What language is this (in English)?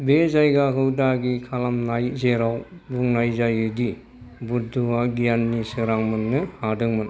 Bodo